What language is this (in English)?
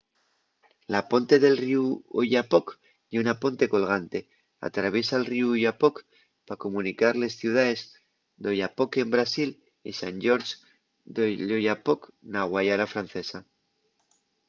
Asturian